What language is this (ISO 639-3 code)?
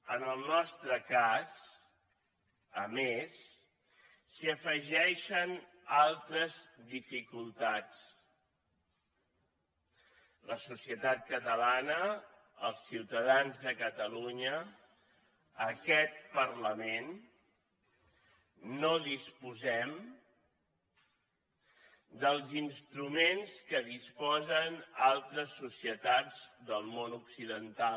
cat